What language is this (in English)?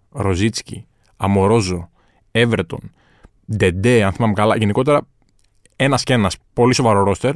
Greek